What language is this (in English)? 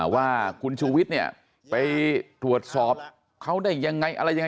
Thai